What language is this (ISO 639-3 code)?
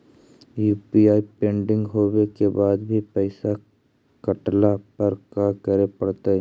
mag